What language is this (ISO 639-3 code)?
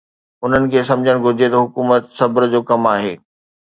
snd